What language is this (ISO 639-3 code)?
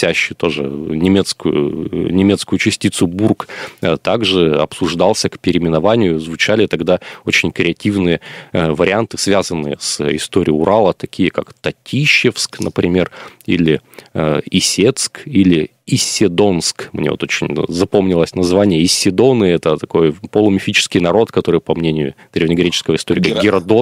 rus